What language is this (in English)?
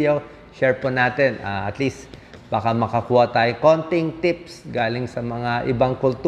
Filipino